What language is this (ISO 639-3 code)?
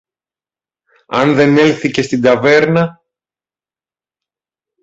ell